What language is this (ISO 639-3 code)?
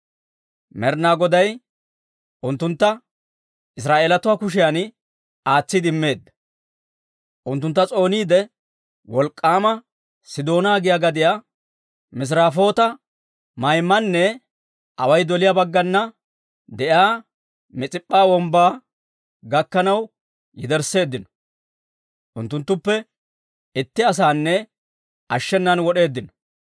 dwr